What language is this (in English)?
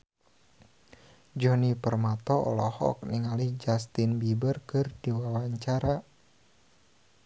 Sundanese